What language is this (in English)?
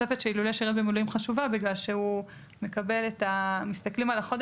Hebrew